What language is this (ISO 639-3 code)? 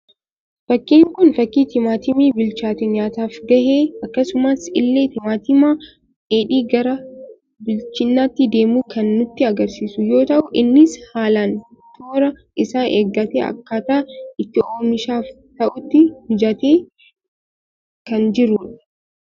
orm